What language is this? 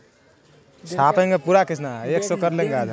Magahi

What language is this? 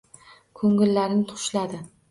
Uzbek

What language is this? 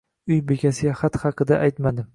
Uzbek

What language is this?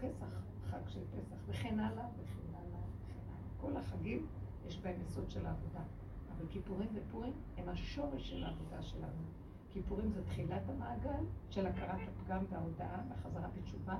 Hebrew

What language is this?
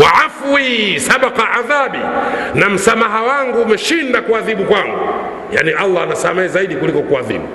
Swahili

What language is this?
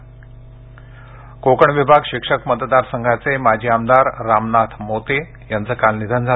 Marathi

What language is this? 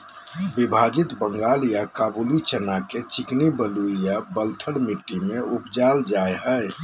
Magahi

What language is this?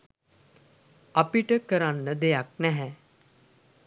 Sinhala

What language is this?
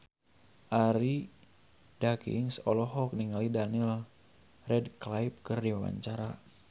Sundanese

